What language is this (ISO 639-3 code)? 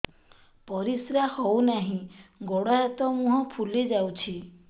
ori